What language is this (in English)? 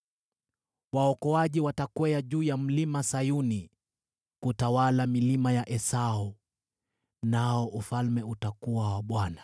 Swahili